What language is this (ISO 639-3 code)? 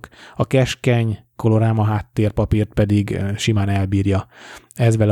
hun